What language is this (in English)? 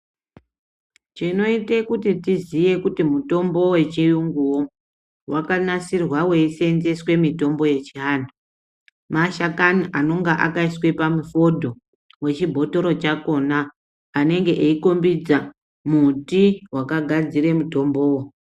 Ndau